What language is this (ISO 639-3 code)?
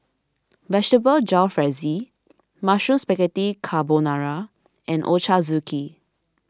eng